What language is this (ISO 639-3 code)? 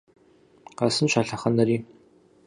kbd